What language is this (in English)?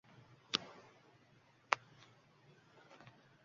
Uzbek